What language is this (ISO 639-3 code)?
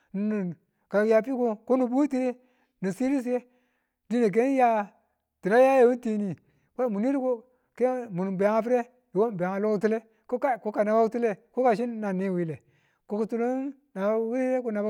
tul